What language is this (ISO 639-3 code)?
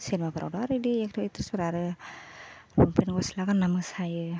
brx